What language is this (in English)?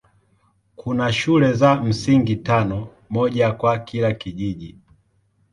Swahili